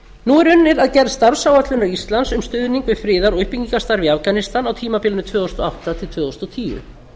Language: Icelandic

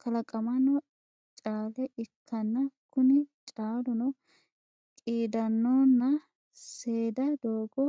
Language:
Sidamo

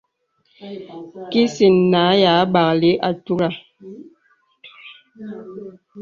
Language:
Bebele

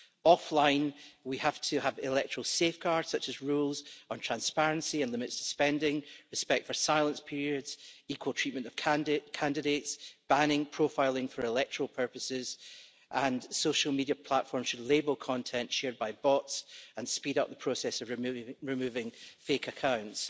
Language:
English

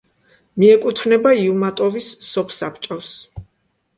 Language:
Georgian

